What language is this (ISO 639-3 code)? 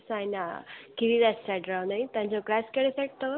snd